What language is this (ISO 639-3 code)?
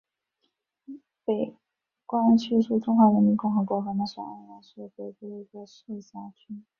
zho